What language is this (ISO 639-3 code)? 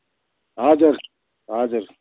nep